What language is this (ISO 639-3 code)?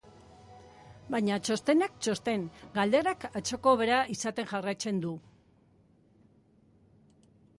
eus